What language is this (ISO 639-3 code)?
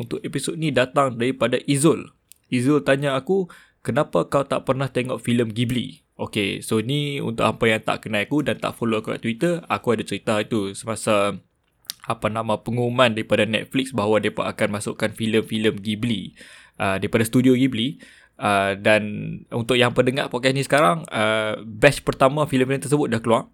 msa